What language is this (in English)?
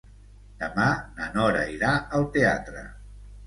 Catalan